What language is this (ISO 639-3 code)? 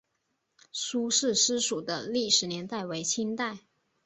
zho